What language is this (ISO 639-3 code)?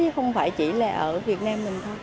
vie